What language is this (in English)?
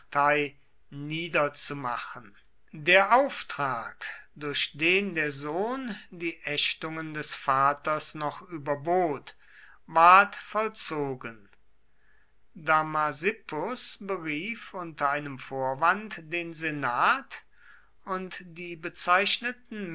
German